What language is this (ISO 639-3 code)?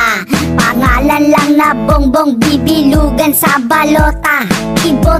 tha